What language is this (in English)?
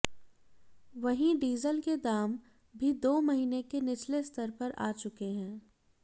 Hindi